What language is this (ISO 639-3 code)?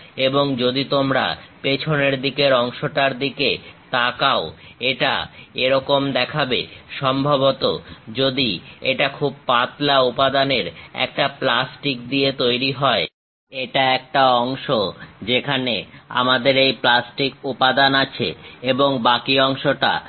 ben